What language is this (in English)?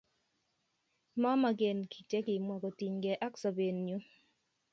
Kalenjin